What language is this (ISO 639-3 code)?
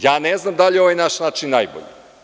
srp